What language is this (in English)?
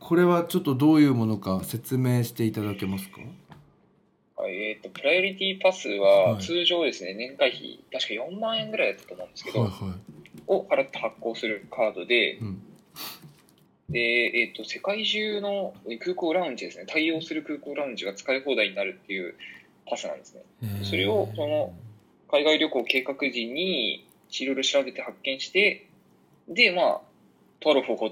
Japanese